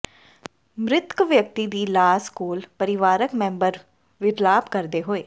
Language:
Punjabi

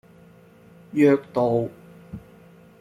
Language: Cantonese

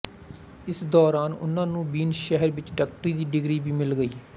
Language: Punjabi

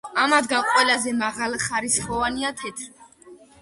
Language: Georgian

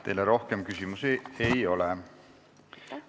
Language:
Estonian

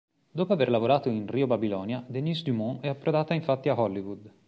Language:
Italian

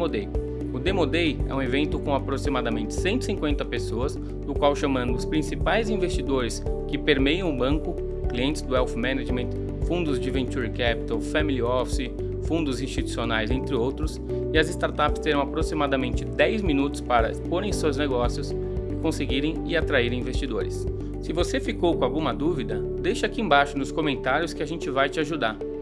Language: Portuguese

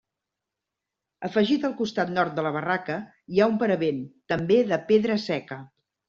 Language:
Catalan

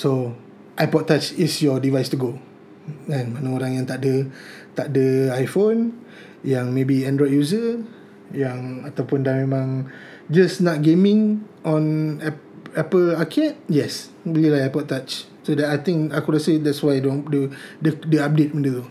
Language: Malay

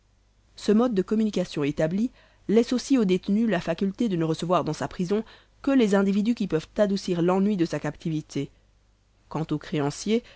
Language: French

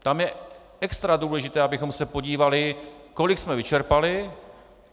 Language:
Czech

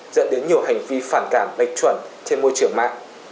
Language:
Vietnamese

